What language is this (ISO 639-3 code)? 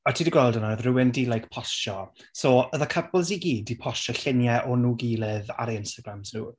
cym